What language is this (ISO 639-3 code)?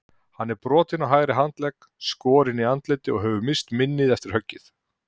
isl